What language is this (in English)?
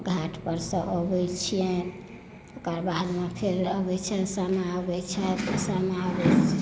Maithili